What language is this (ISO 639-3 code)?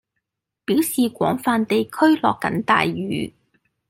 yue